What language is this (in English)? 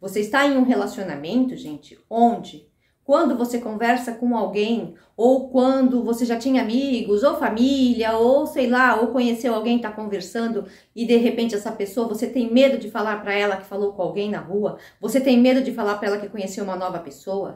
Portuguese